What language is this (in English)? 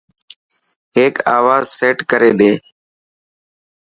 Dhatki